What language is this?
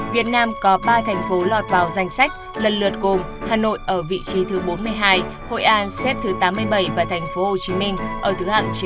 Vietnamese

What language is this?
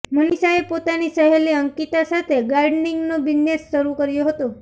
Gujarati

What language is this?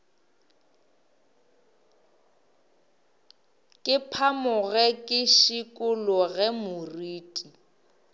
Northern Sotho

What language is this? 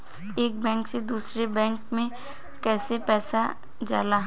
Bhojpuri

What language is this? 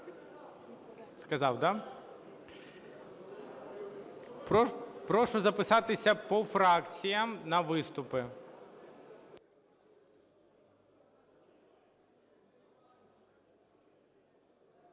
Ukrainian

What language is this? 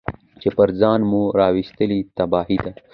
Pashto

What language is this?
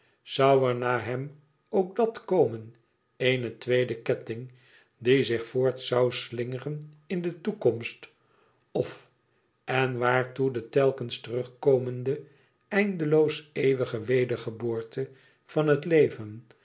Dutch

